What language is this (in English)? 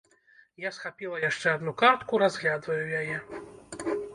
Belarusian